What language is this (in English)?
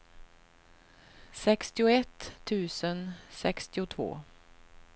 Swedish